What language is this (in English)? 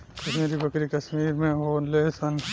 Bhojpuri